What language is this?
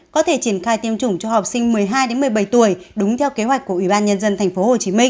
Vietnamese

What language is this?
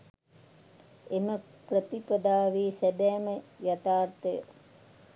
Sinhala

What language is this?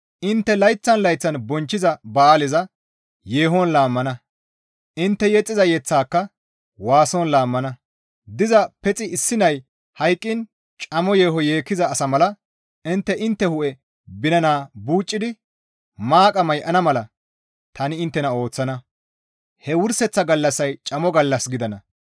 Gamo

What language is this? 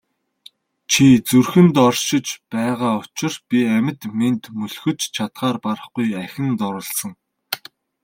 Mongolian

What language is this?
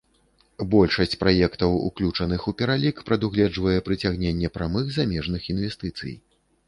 Belarusian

